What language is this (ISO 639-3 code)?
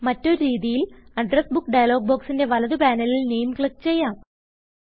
mal